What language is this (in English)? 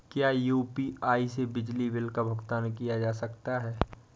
Hindi